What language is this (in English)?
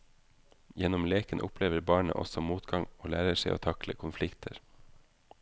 Norwegian